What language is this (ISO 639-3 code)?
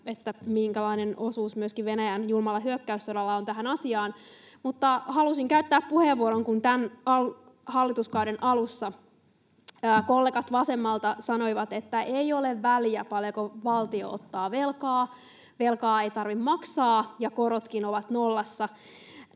fin